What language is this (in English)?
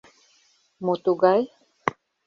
Mari